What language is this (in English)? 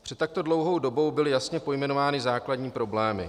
Czech